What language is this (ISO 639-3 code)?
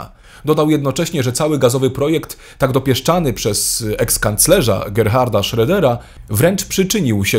pol